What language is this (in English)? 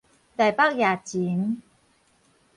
Min Nan Chinese